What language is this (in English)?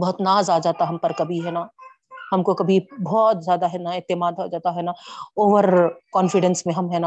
Urdu